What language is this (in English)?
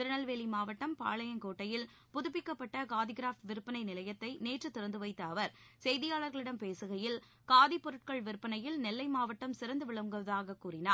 Tamil